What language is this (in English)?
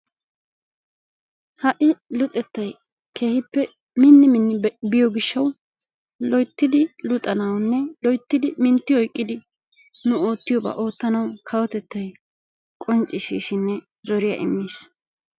Wolaytta